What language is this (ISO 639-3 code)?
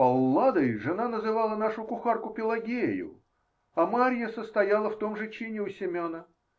rus